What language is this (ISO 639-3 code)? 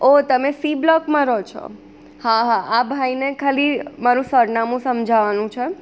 guj